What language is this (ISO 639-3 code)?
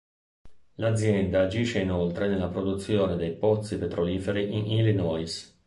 ita